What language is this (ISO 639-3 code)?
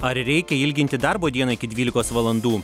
lit